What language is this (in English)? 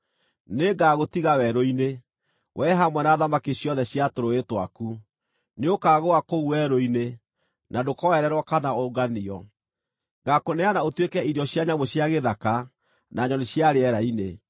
Kikuyu